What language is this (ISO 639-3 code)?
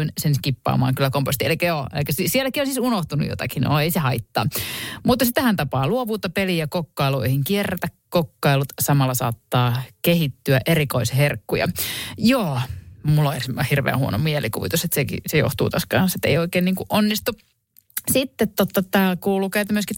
fin